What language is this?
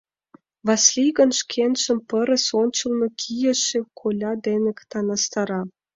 Mari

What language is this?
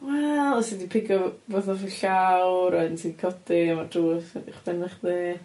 Welsh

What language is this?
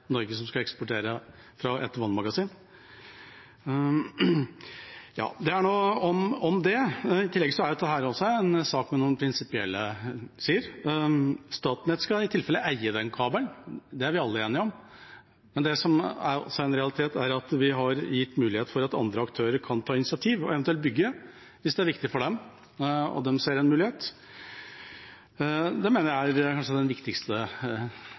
Norwegian Bokmål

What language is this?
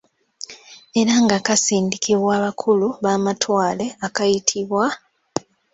Ganda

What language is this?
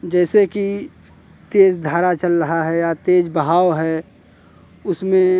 Hindi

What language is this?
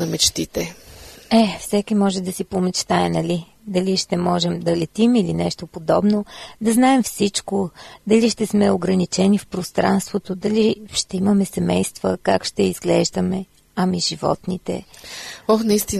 Bulgarian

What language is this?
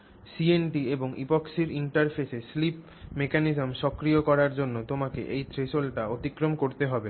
Bangla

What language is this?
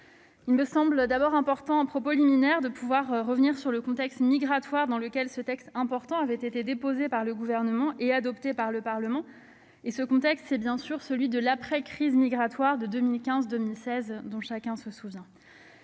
French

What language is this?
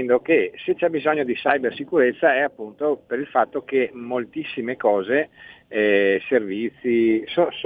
Italian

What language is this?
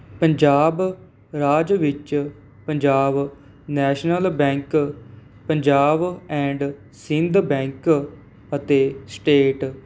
Punjabi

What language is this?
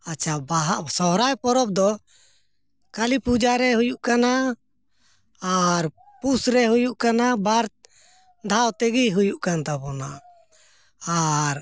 Santali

